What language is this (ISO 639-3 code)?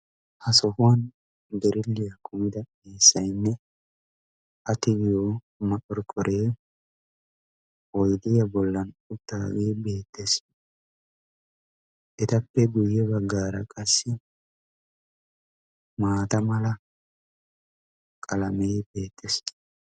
wal